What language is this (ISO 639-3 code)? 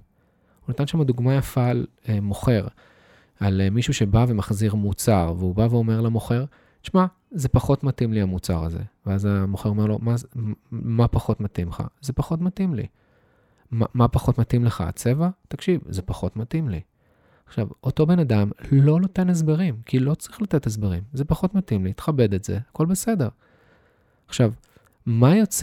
heb